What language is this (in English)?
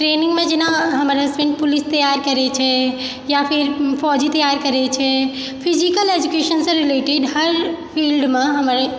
Maithili